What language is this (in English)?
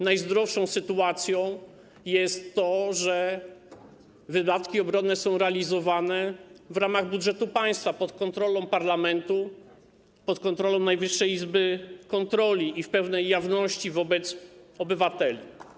Polish